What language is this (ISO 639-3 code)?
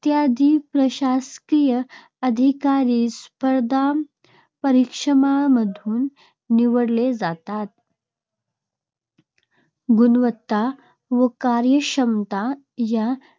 mar